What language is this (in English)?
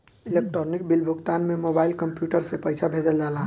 Bhojpuri